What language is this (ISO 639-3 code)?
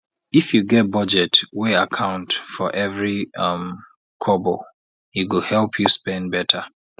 pcm